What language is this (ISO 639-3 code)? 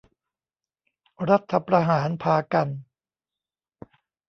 tha